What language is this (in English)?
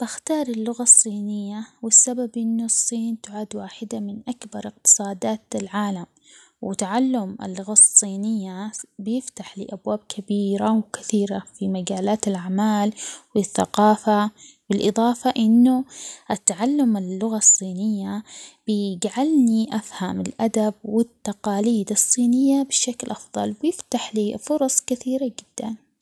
Omani Arabic